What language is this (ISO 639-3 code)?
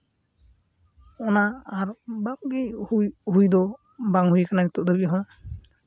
sat